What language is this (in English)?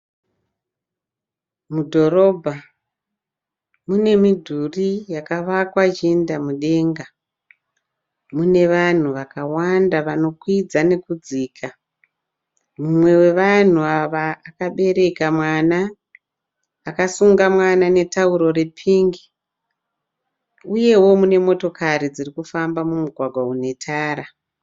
Shona